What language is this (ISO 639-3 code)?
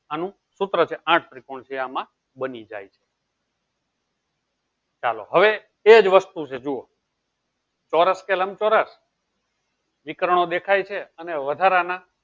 guj